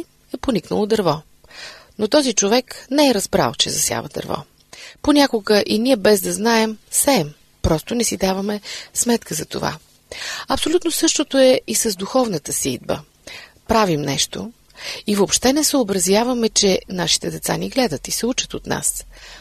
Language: Bulgarian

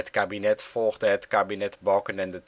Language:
Dutch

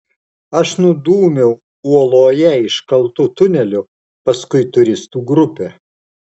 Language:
Lithuanian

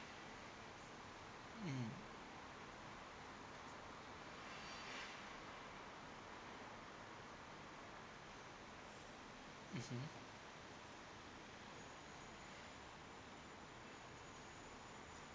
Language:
English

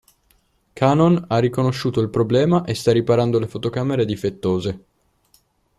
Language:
Italian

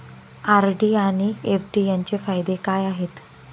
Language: Marathi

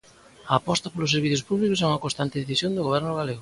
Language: Galician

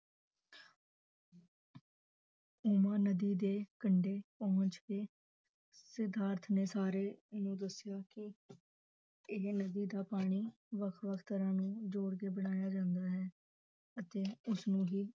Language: Punjabi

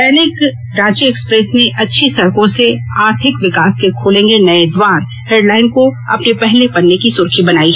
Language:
Hindi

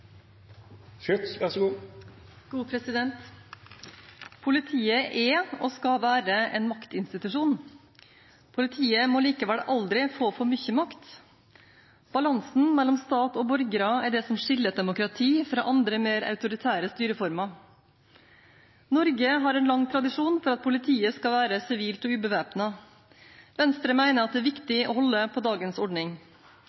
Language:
Norwegian Bokmål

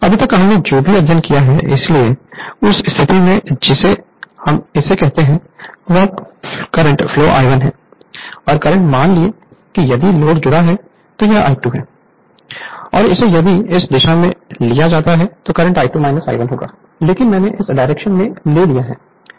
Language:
Hindi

